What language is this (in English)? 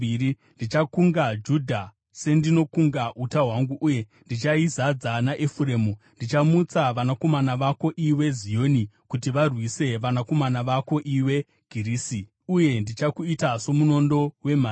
Shona